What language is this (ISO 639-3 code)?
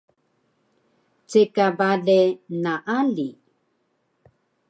trv